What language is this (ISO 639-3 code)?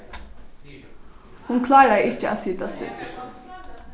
fao